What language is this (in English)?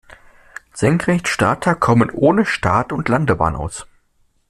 German